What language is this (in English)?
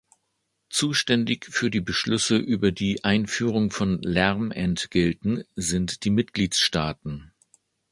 German